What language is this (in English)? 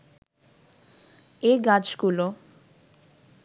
Bangla